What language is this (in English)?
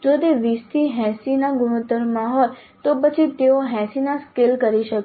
Gujarati